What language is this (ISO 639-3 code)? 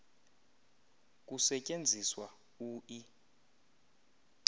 xho